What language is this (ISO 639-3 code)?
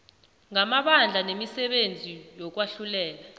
nbl